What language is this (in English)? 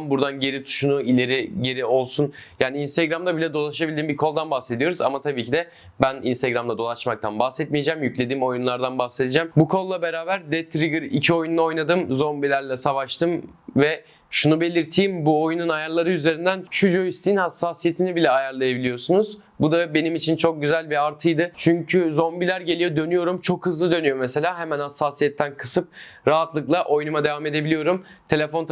Turkish